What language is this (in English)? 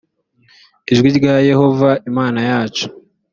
Kinyarwanda